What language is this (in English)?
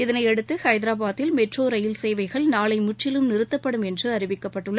Tamil